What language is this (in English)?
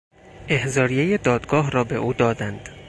Persian